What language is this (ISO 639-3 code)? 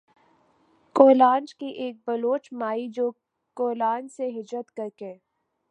urd